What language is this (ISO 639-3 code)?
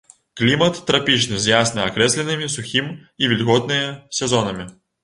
bel